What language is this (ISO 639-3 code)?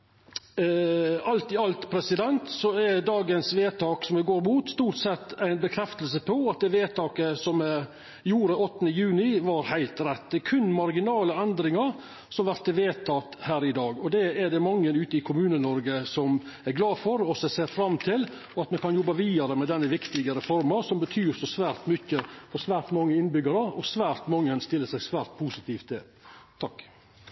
nno